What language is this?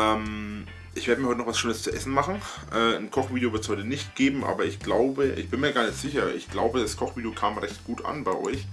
German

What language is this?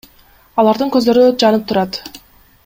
Kyrgyz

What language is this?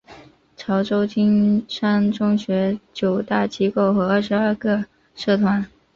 Chinese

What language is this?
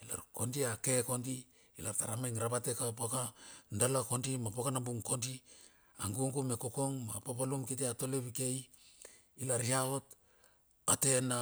Bilur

